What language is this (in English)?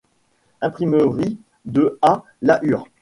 French